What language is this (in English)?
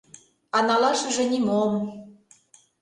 Mari